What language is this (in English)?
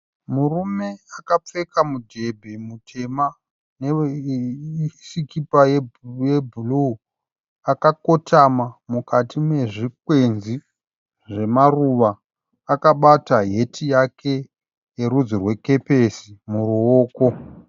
Shona